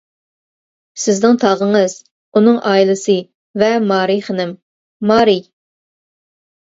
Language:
Uyghur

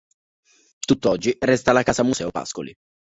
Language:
Italian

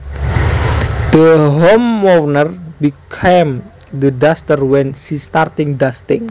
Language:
Javanese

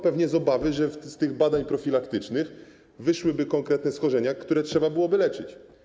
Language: Polish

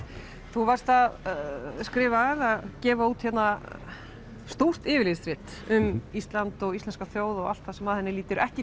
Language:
Icelandic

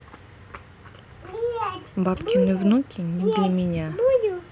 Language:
Russian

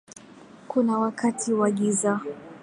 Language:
Swahili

